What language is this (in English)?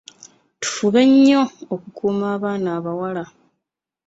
Ganda